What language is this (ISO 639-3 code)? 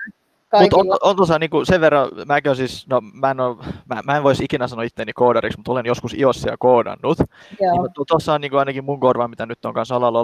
fin